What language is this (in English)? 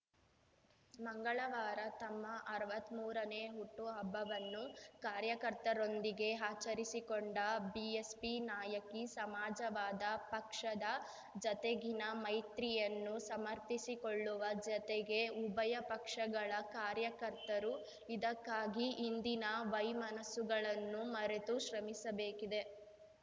Kannada